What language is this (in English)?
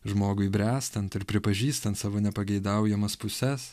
Lithuanian